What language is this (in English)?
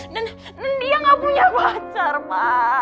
Indonesian